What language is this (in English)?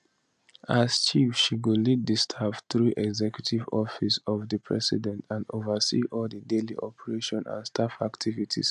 Nigerian Pidgin